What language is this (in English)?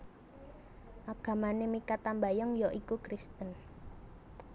Javanese